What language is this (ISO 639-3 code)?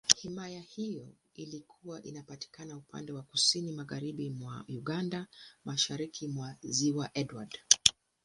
swa